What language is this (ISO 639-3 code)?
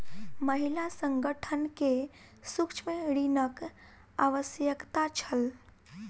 mai